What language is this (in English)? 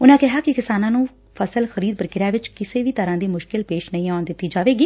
Punjabi